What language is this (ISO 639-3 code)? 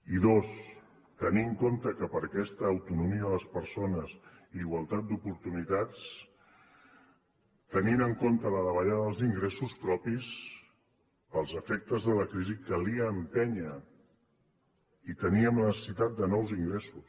cat